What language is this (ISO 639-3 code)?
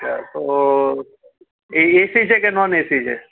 guj